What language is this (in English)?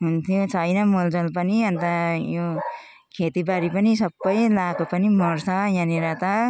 Nepali